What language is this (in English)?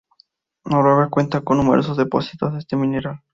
Spanish